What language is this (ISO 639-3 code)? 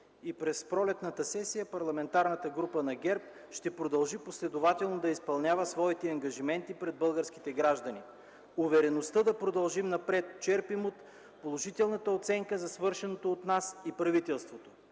bul